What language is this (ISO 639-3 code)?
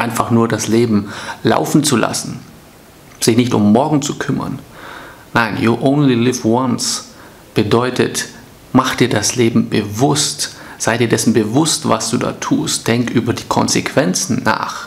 deu